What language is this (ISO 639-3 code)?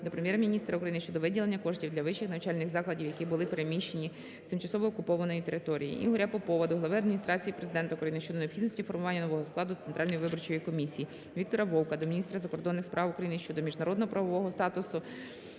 ukr